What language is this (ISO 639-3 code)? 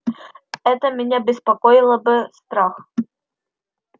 rus